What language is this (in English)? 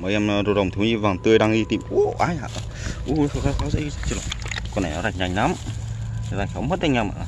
Vietnamese